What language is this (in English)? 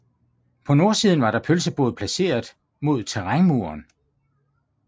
Danish